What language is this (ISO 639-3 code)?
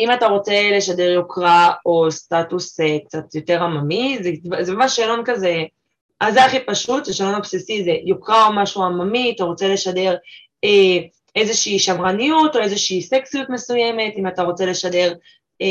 heb